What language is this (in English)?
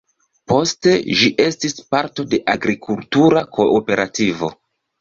Esperanto